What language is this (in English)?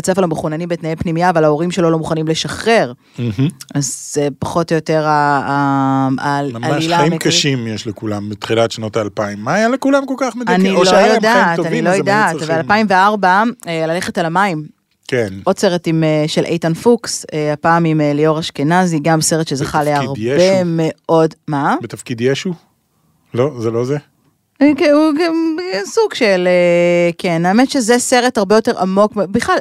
Hebrew